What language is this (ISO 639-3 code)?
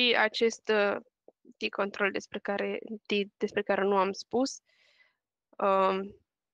ron